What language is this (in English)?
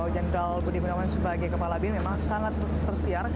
Indonesian